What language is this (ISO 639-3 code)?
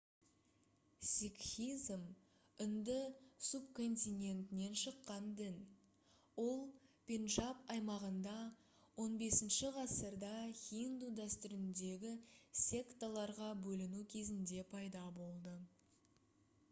kaz